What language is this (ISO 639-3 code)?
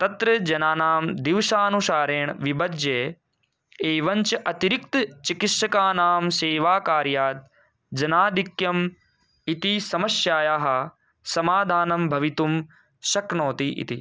san